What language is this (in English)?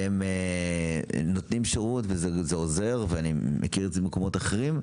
Hebrew